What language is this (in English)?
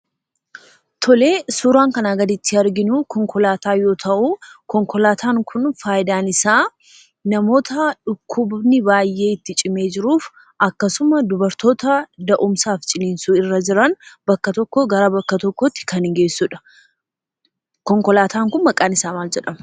Oromo